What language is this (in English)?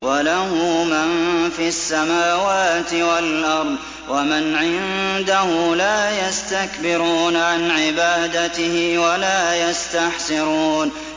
Arabic